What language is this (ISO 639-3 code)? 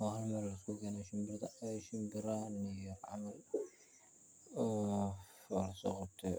som